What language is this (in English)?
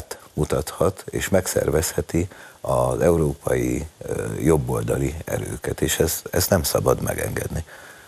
Hungarian